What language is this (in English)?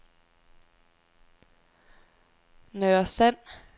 Danish